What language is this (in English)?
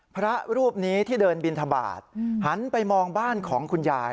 Thai